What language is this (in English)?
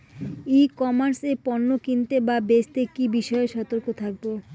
Bangla